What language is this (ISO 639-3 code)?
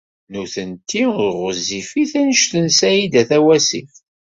kab